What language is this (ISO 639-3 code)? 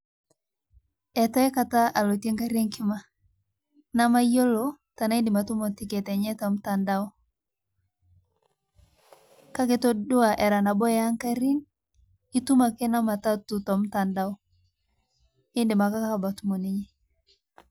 mas